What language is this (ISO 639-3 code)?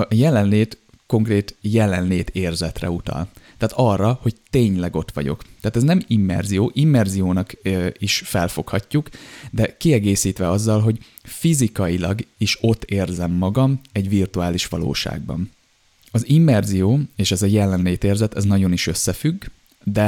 hun